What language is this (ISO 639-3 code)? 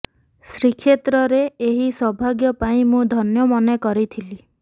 ori